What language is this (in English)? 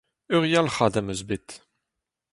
Breton